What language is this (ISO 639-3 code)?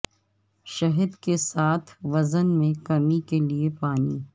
urd